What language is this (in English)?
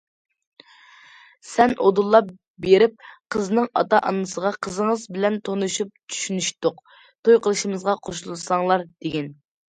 Uyghur